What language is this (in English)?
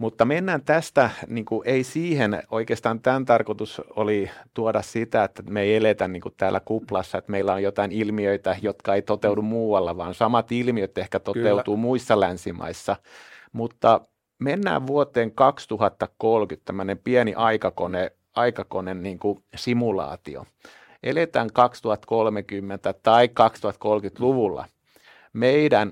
Finnish